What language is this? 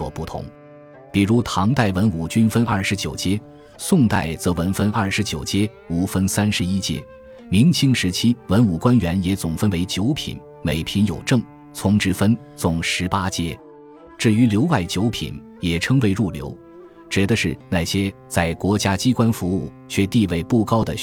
Chinese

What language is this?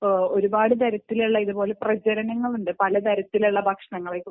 Malayalam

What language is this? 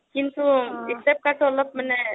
Assamese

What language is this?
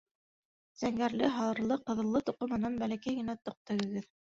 Bashkir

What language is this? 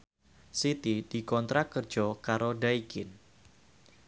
Javanese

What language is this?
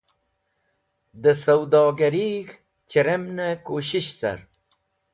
Wakhi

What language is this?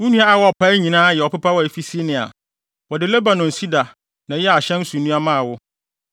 Akan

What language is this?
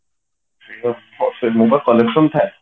Odia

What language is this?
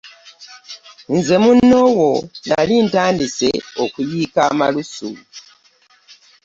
Ganda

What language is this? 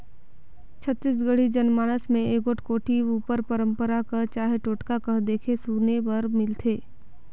Chhattisgarhi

